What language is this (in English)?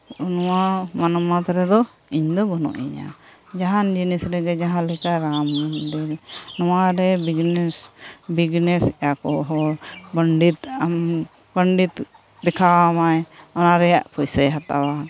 Santali